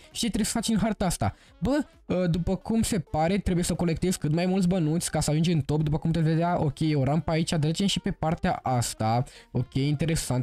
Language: Romanian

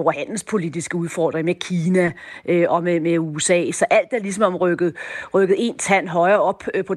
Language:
Danish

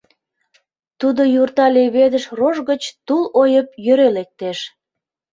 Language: Mari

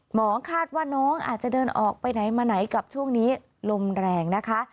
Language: Thai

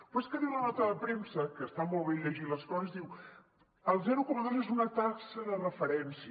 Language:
Catalan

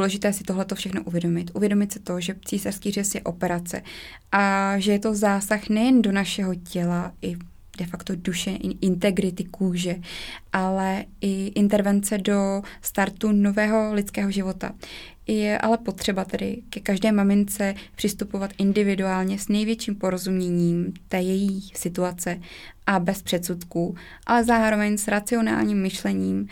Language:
Czech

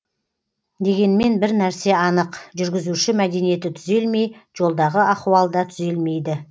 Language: Kazakh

